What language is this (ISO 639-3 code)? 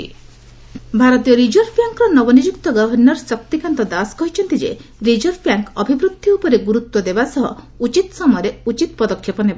ori